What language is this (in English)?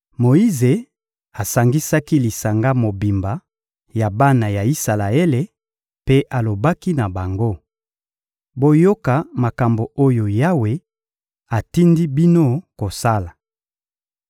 Lingala